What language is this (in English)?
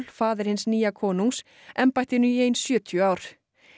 Icelandic